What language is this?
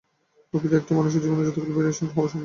Bangla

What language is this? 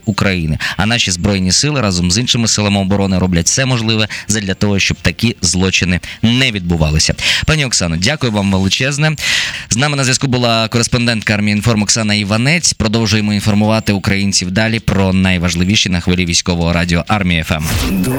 Ukrainian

